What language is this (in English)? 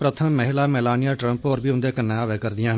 Dogri